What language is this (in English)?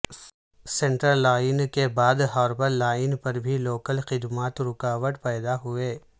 Urdu